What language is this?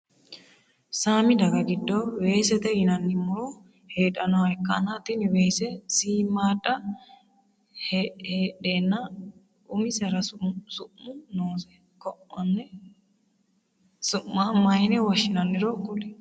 Sidamo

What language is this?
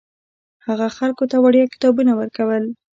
Pashto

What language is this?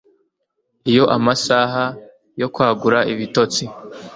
Kinyarwanda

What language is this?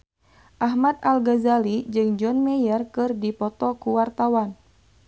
Sundanese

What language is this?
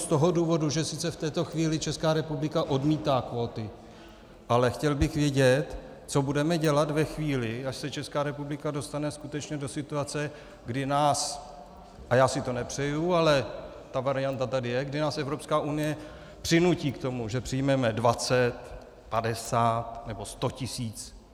Czech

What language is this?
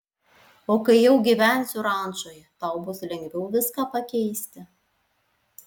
Lithuanian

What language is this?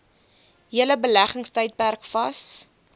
Afrikaans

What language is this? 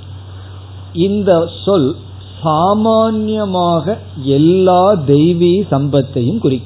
Tamil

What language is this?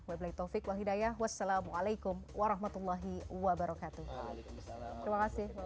Indonesian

